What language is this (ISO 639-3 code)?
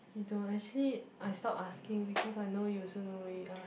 eng